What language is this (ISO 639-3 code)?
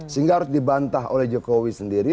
ind